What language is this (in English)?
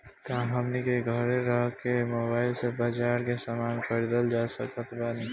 Bhojpuri